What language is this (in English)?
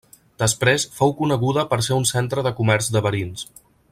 Catalan